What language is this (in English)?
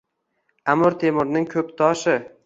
Uzbek